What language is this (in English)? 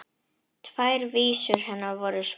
Icelandic